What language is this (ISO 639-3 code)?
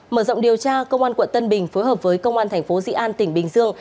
vie